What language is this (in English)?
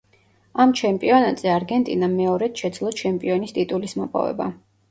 Georgian